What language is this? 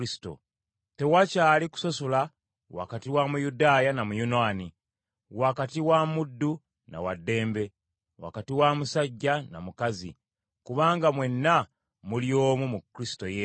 Ganda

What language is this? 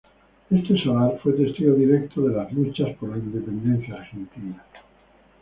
Spanish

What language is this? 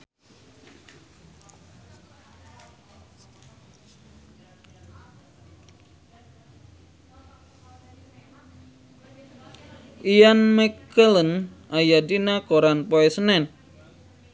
Sundanese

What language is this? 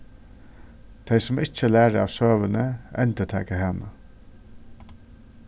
Faroese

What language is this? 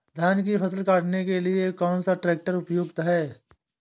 Hindi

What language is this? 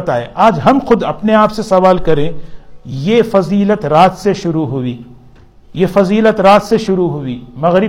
Urdu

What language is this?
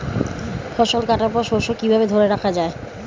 Bangla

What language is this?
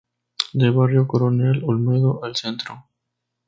Spanish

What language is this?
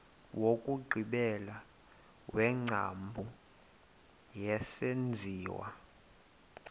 Xhosa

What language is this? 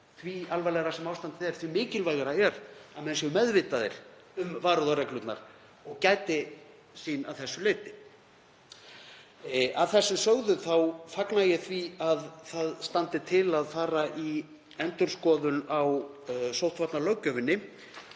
Icelandic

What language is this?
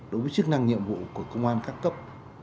Vietnamese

